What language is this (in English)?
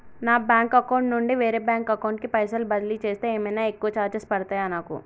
Telugu